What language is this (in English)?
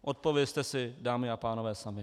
Czech